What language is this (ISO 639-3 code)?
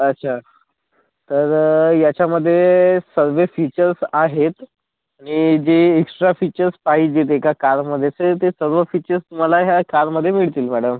mar